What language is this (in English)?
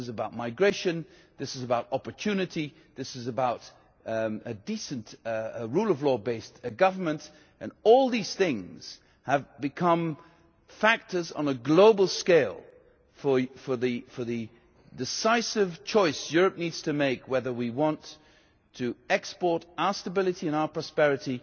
English